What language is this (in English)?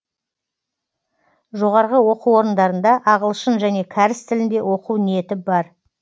Kazakh